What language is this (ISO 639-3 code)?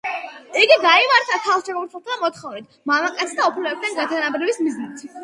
kat